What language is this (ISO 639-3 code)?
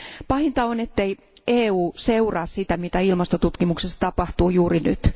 fin